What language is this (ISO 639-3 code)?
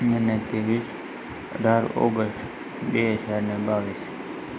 guj